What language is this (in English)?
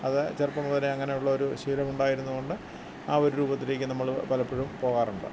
Malayalam